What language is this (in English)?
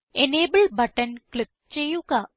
Malayalam